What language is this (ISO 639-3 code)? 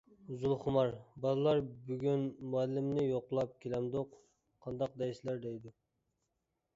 uig